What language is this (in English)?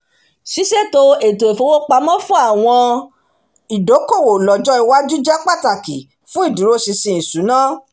Yoruba